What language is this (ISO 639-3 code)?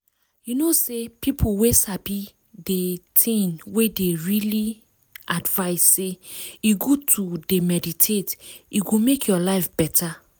pcm